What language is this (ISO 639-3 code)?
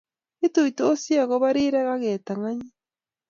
kln